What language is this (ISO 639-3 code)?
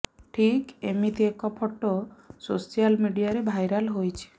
ori